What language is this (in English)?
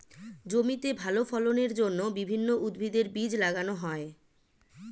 Bangla